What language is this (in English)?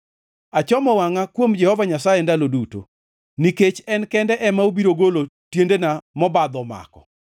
Luo (Kenya and Tanzania)